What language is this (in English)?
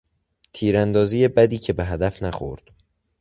Persian